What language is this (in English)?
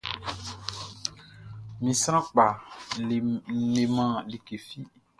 Baoulé